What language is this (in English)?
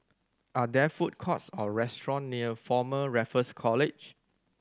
English